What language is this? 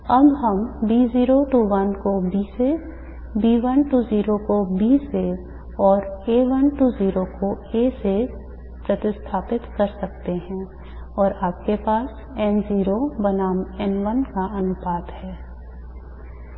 Hindi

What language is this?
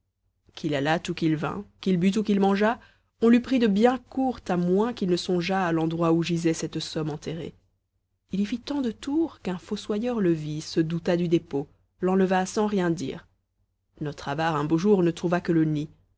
French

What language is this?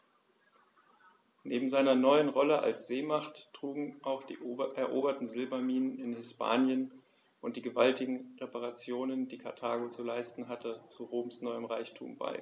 German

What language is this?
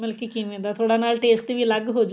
Punjabi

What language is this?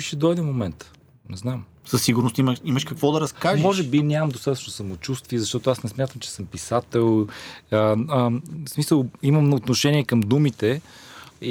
Bulgarian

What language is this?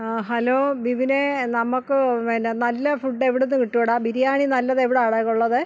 Malayalam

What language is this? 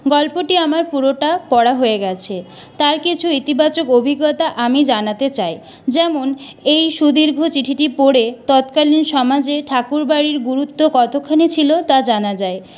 Bangla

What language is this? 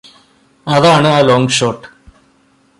Malayalam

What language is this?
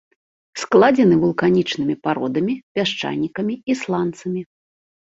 Belarusian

